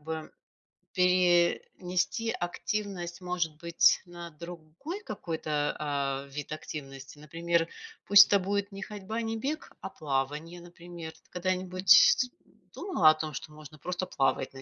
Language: Russian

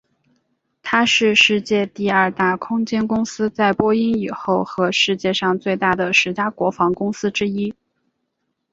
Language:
Chinese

